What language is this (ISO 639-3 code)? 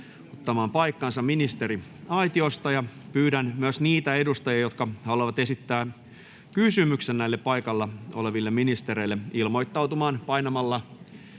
fin